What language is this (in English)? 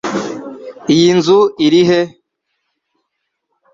Kinyarwanda